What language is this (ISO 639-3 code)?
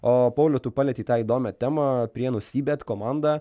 lit